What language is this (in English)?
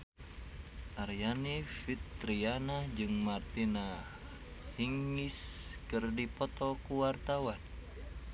Sundanese